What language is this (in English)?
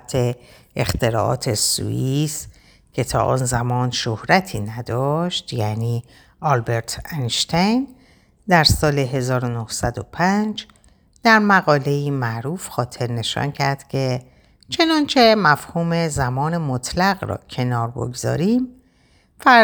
Persian